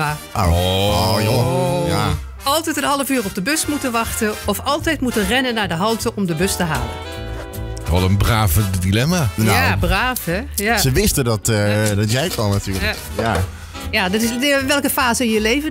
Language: Dutch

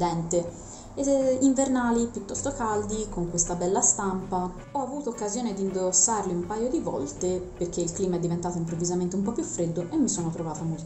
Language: Italian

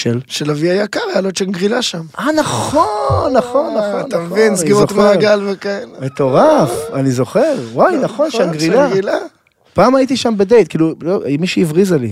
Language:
Hebrew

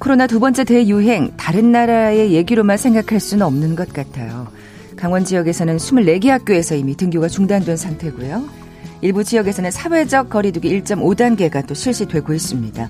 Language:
Korean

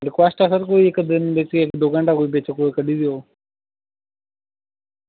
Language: Dogri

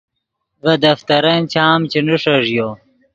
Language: Yidgha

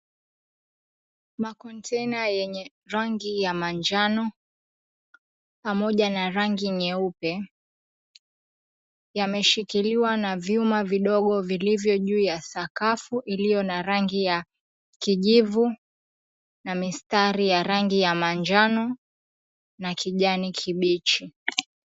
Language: Swahili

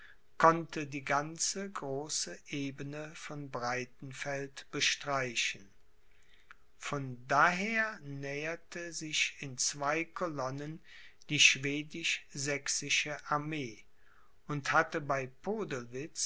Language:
German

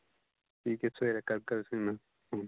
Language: Dogri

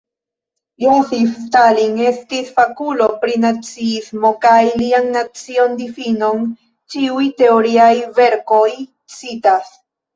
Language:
Esperanto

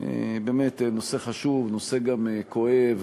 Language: Hebrew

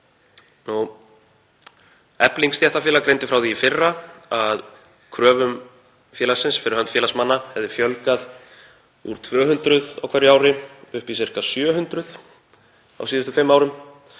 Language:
Icelandic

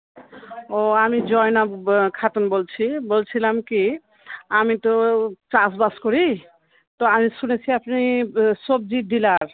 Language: Bangla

